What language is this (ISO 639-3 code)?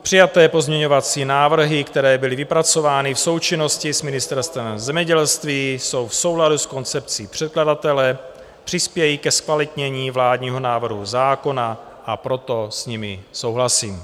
ces